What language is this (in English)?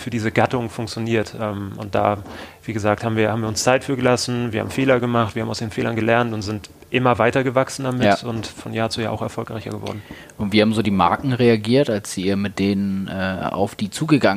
German